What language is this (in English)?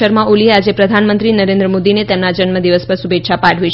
Gujarati